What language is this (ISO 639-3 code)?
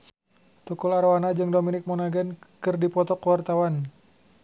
sun